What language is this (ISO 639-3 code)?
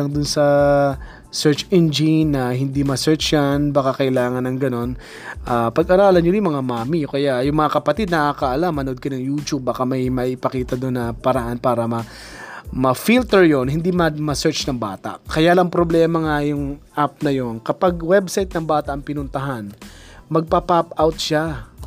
fil